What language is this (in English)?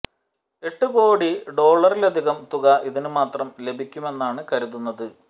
Malayalam